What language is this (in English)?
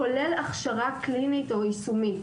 Hebrew